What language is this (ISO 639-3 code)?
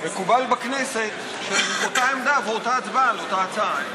heb